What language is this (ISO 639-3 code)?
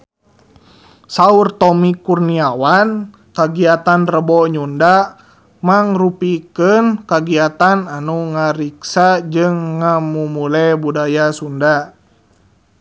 sun